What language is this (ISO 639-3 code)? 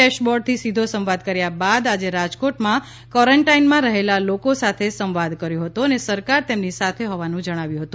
guj